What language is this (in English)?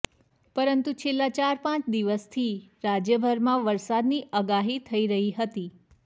Gujarati